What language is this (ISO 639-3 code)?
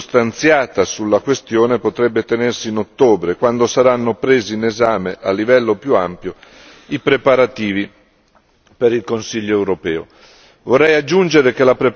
ita